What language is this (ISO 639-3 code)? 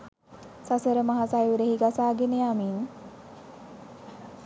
sin